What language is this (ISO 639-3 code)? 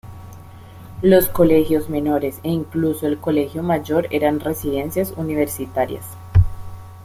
spa